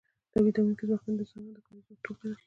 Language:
Pashto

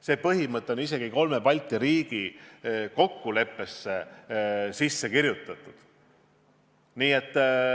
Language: Estonian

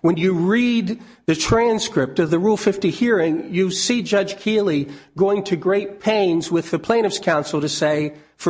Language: English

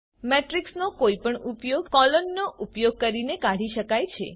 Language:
Gujarati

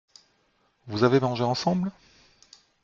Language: French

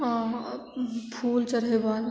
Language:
Maithili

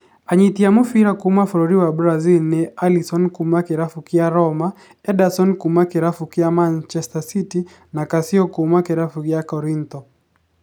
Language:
Kikuyu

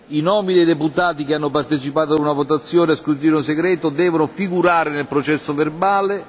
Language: Italian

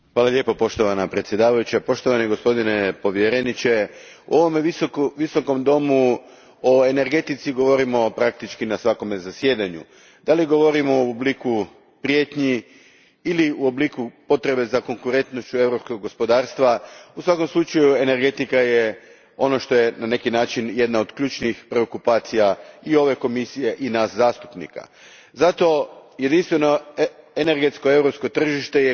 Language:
Croatian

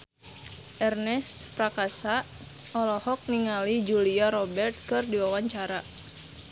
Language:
Sundanese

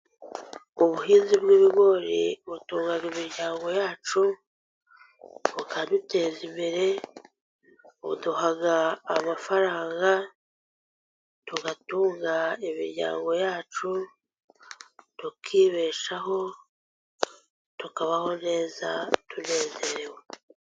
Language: Kinyarwanda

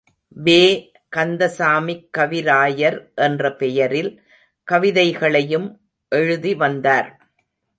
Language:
Tamil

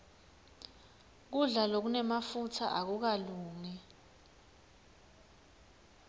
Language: Swati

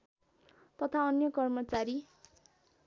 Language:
Nepali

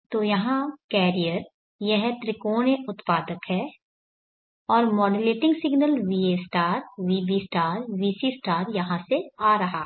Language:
Hindi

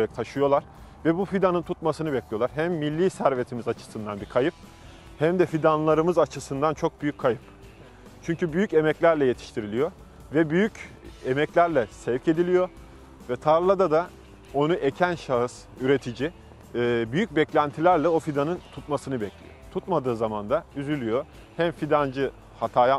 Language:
Turkish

